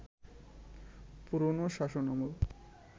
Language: Bangla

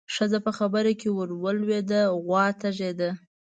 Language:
Pashto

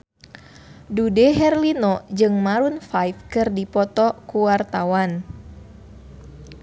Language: Sundanese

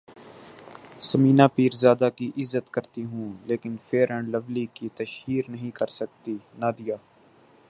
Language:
Urdu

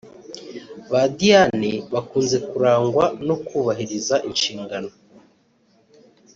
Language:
Kinyarwanda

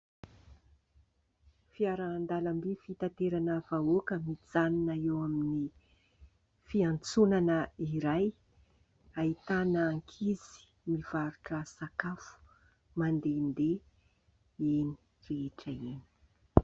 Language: Malagasy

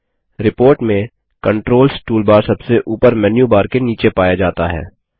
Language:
Hindi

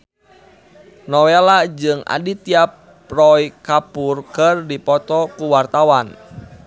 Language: Sundanese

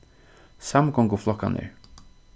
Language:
Faroese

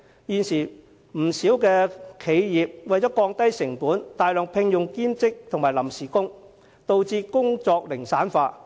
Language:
Cantonese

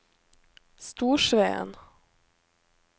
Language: Norwegian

